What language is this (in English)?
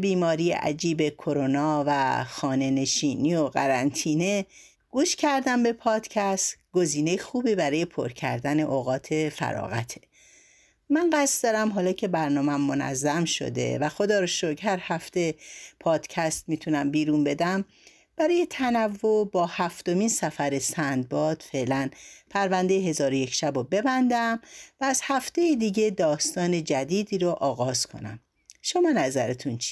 Persian